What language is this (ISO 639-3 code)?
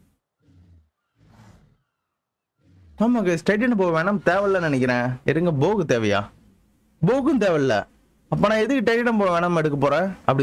tam